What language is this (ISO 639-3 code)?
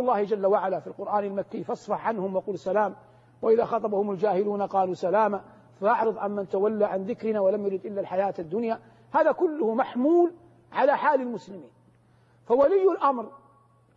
ara